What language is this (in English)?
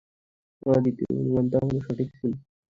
Bangla